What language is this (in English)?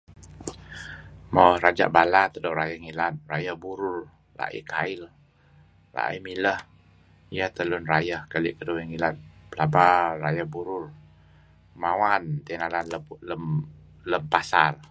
Kelabit